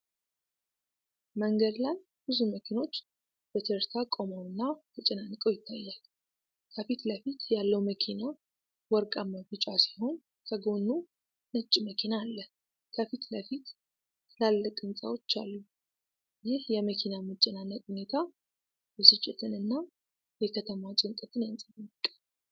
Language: Amharic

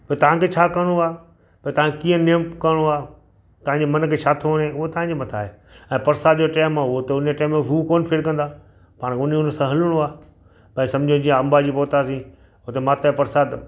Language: Sindhi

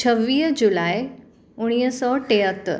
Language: Sindhi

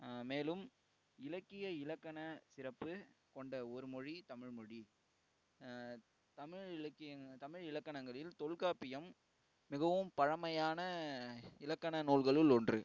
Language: Tamil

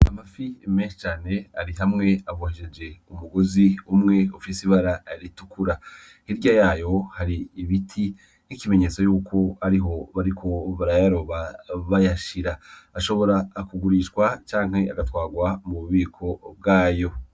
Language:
Rundi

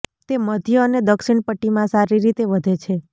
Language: Gujarati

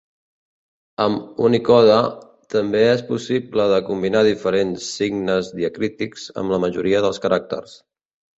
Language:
Catalan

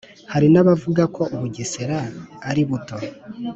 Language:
Kinyarwanda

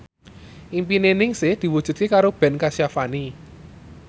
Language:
Javanese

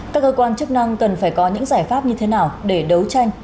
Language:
Vietnamese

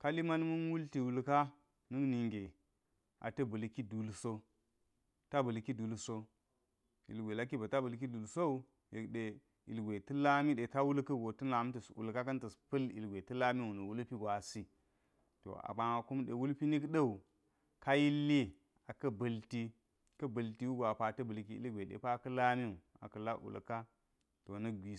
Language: Geji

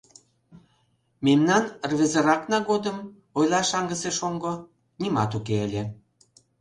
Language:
Mari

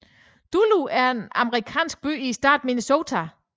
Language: Danish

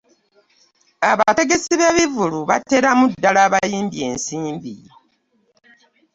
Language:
Ganda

